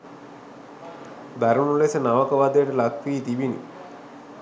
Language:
Sinhala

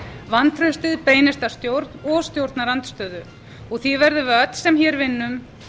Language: Icelandic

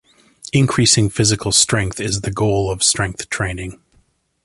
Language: English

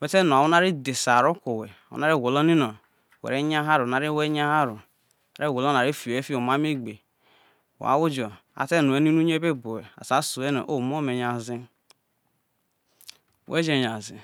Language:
Isoko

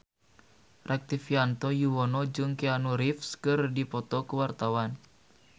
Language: Sundanese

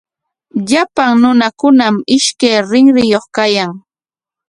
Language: Corongo Ancash Quechua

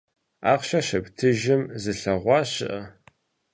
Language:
Kabardian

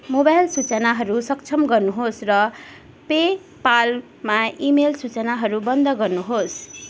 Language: Nepali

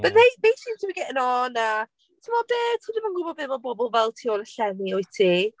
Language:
Welsh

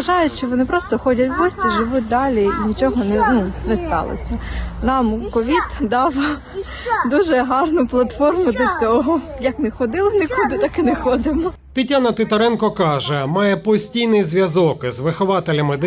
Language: Ukrainian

